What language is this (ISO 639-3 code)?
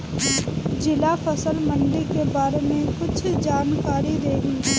bho